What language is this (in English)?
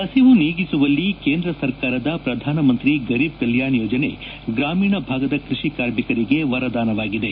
Kannada